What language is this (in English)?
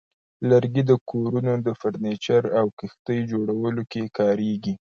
Pashto